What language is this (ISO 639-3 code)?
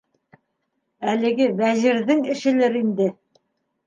bak